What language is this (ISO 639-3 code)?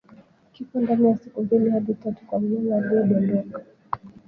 swa